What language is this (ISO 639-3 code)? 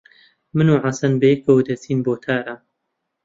ckb